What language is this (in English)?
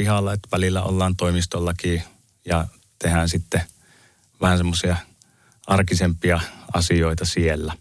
Finnish